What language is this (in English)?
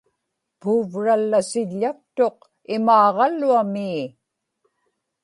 Inupiaq